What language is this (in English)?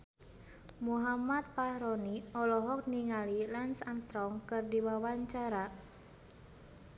Sundanese